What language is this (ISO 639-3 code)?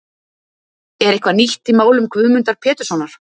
isl